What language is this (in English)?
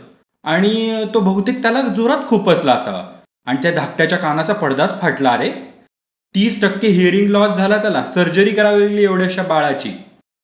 Marathi